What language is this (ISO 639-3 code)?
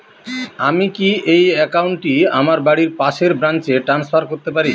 ben